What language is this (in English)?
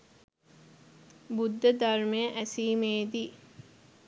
Sinhala